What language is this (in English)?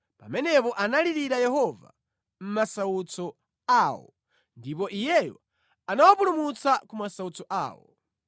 Nyanja